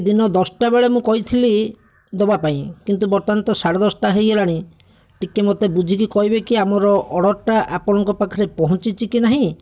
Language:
Odia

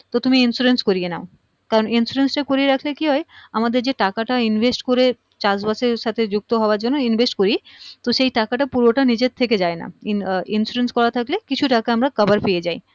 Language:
Bangla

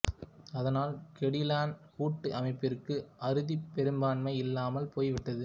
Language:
Tamil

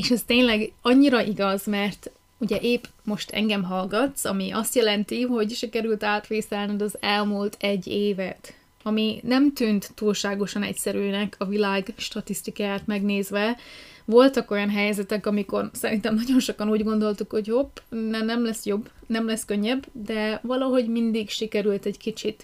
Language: Hungarian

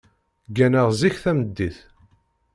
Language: Kabyle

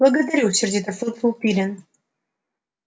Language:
Russian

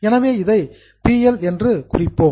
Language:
Tamil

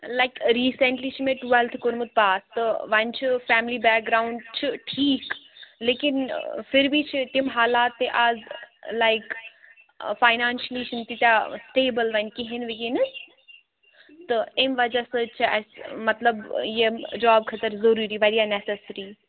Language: Kashmiri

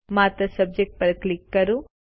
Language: Gujarati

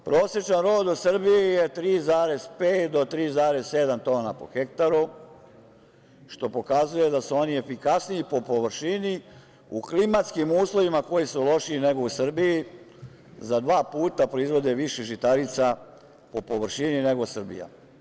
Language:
Serbian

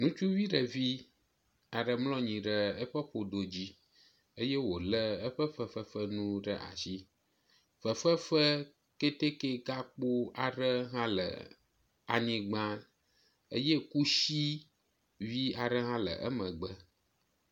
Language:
Ewe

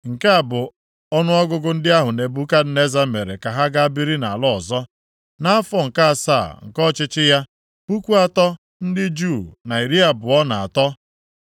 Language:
Igbo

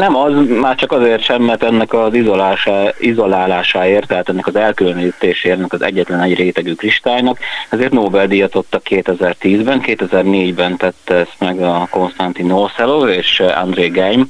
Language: Hungarian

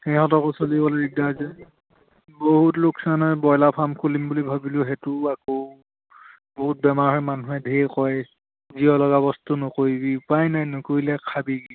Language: Assamese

